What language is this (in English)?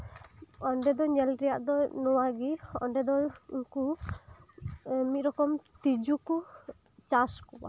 Santali